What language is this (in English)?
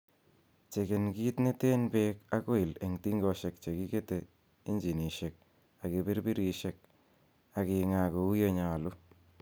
Kalenjin